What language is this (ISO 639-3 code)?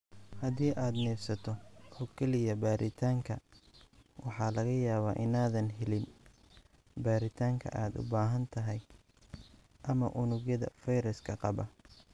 som